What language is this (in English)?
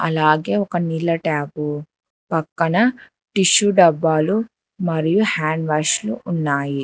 Telugu